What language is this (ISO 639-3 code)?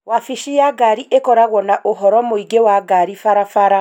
kik